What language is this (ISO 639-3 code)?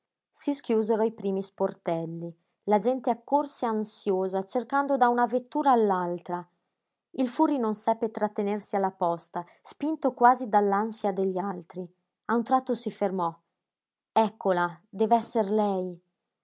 ita